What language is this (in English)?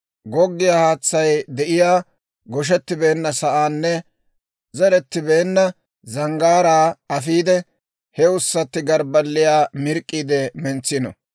Dawro